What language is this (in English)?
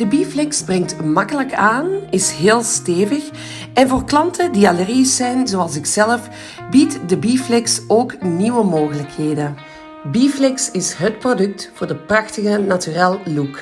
Dutch